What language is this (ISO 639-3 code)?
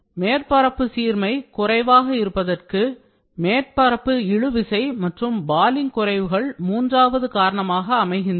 tam